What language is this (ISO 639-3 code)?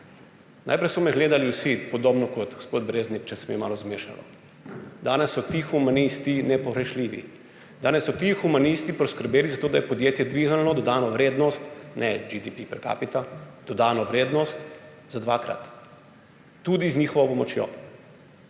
slv